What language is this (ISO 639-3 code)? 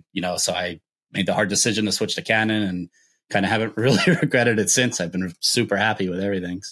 eng